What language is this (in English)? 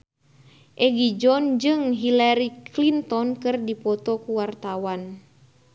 Sundanese